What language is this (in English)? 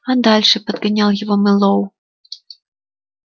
Russian